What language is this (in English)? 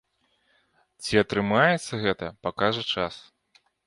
Belarusian